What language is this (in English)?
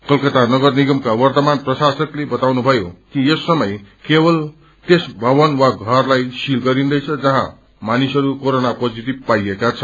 Nepali